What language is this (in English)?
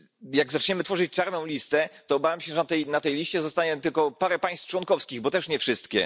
Polish